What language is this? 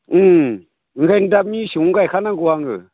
Bodo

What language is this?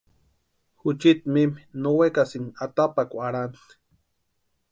Western Highland Purepecha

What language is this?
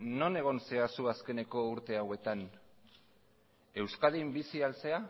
Basque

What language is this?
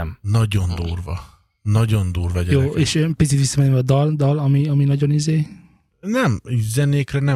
Hungarian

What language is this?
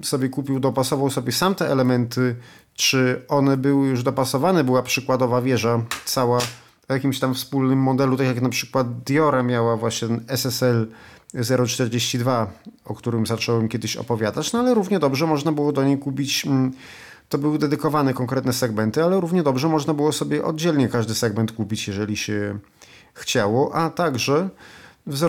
Polish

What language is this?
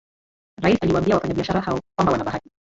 Swahili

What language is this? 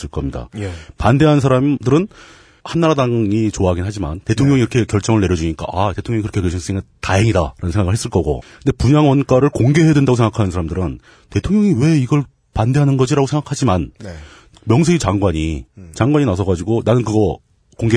Korean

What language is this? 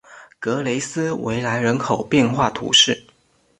Chinese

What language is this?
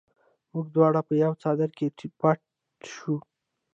Pashto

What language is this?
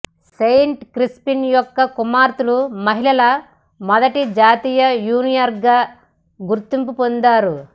Telugu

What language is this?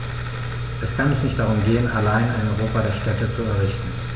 German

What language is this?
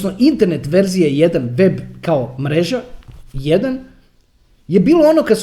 Croatian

